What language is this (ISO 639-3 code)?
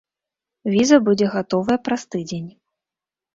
bel